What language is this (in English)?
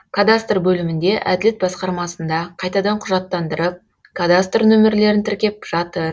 Kazakh